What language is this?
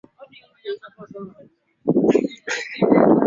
Swahili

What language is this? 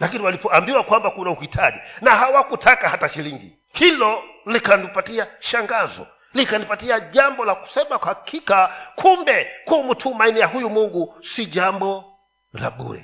Swahili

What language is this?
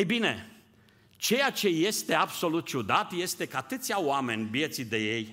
Romanian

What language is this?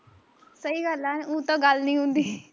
Punjabi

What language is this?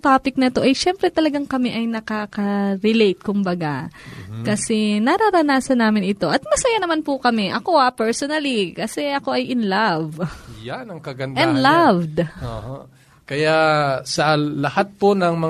Filipino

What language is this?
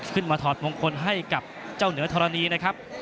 Thai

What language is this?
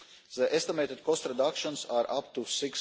English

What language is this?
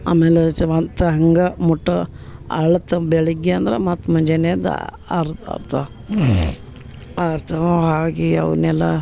Kannada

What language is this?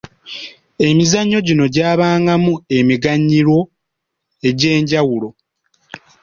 Ganda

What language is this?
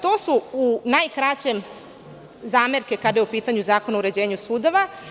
Serbian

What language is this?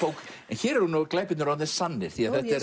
Icelandic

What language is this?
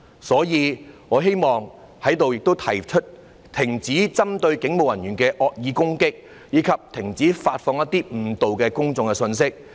Cantonese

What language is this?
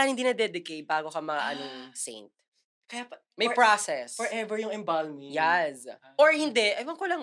Filipino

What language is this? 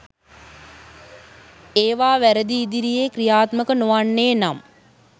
Sinhala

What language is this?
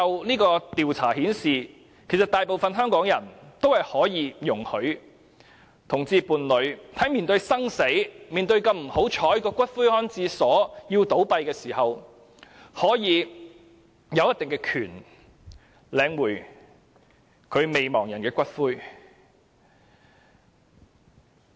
Cantonese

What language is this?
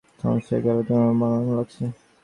Bangla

